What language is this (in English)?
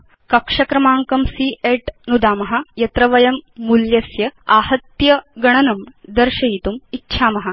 Sanskrit